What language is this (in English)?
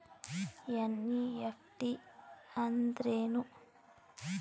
Kannada